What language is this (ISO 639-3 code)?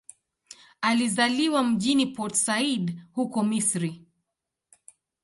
swa